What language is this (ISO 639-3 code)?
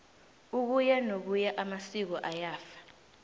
nbl